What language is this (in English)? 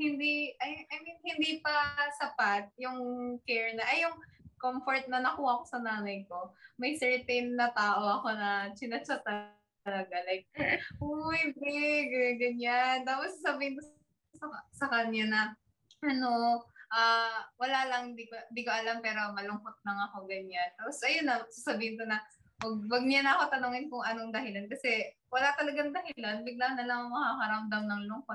Filipino